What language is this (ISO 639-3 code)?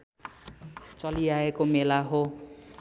nep